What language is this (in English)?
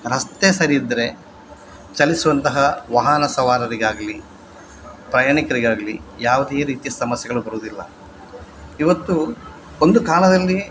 Kannada